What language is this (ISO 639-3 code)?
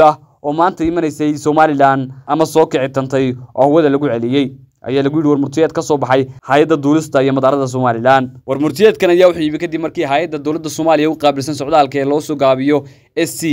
ara